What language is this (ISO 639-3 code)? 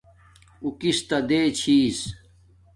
dmk